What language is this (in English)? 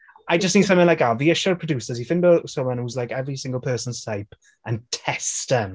Welsh